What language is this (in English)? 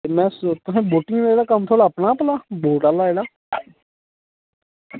Dogri